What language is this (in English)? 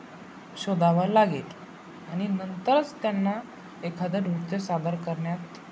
Marathi